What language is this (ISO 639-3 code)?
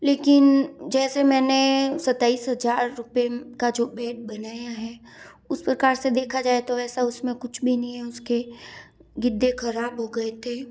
hin